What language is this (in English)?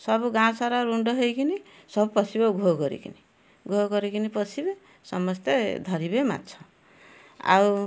Odia